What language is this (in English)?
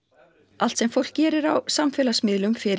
Icelandic